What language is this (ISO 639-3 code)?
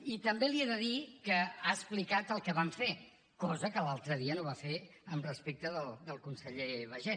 cat